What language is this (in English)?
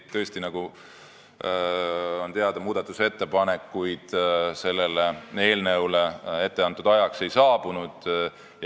Estonian